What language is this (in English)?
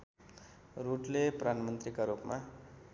Nepali